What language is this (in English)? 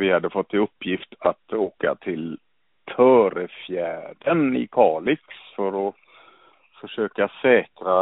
Swedish